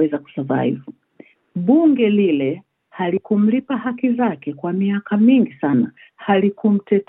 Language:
Swahili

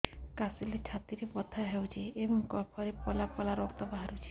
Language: Odia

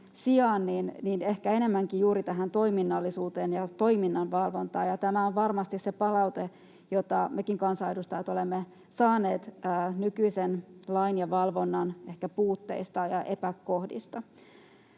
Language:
Finnish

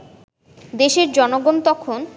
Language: Bangla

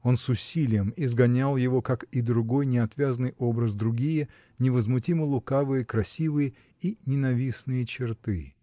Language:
Russian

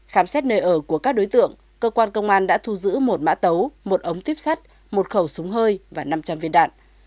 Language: Vietnamese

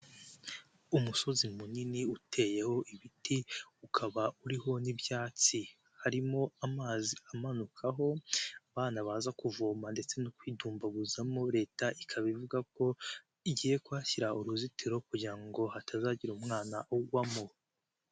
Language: Kinyarwanda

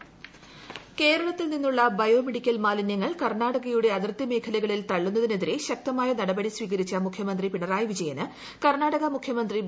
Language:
Malayalam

